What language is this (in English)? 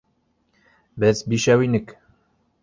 Bashkir